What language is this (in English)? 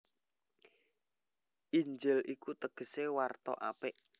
Javanese